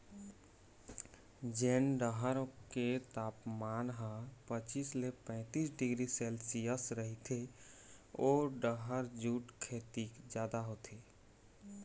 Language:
Chhattisgarhi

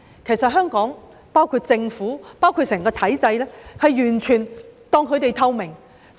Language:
Cantonese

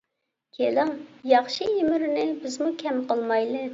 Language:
Uyghur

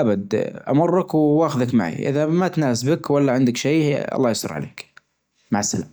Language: Najdi Arabic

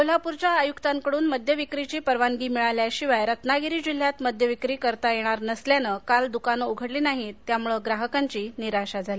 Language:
Marathi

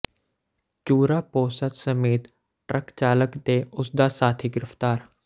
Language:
Punjabi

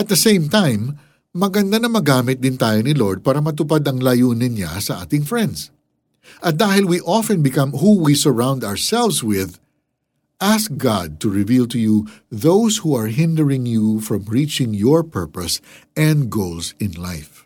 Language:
Filipino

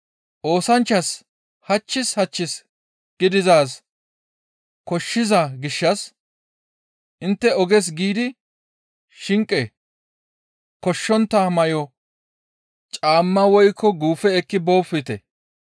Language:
Gamo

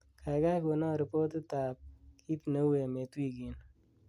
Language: Kalenjin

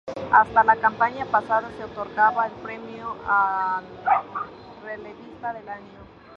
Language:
Spanish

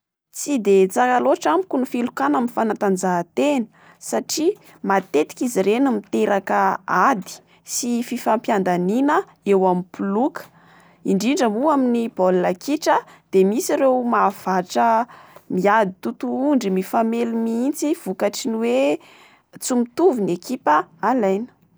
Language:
Malagasy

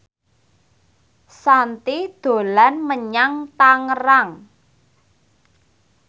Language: Javanese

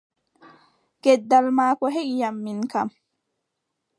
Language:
Adamawa Fulfulde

